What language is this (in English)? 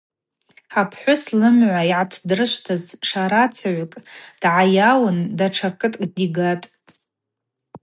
Abaza